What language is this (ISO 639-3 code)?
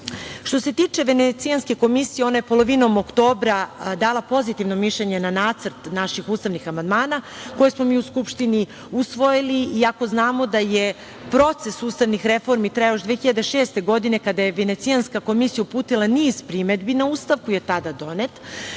srp